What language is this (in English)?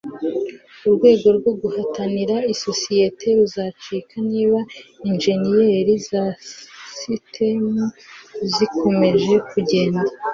Kinyarwanda